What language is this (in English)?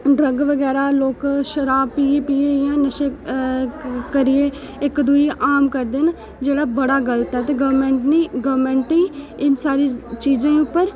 Dogri